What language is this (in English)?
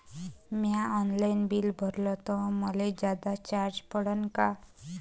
Marathi